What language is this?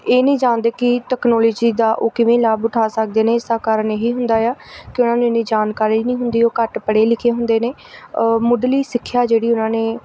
Punjabi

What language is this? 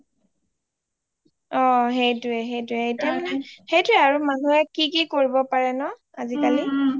Assamese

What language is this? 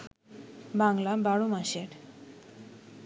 Bangla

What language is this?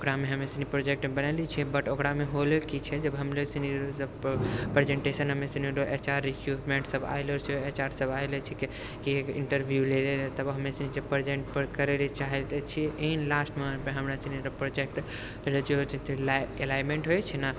Maithili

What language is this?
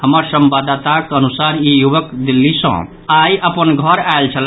Maithili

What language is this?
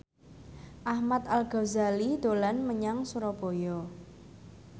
Javanese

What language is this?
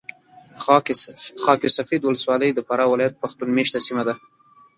Pashto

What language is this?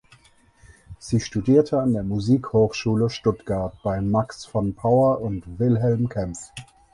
German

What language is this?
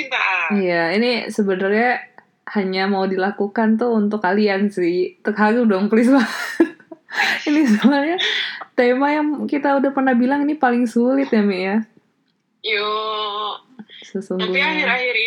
Indonesian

